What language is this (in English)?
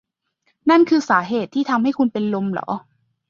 Thai